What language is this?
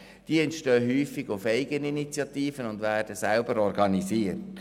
Swiss German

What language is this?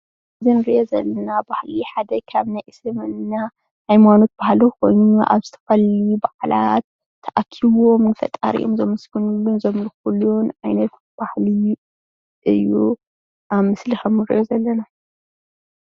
Tigrinya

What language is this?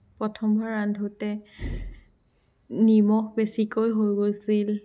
Assamese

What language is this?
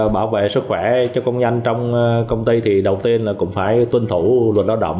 Vietnamese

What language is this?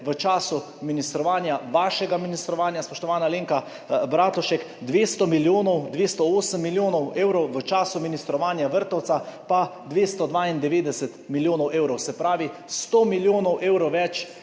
Slovenian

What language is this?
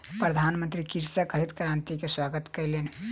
Maithili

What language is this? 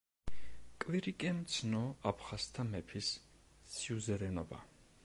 Georgian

